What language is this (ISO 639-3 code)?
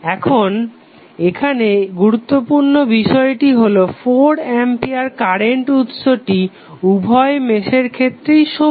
ben